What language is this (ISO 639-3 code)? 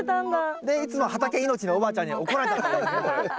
jpn